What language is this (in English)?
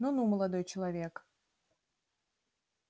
Russian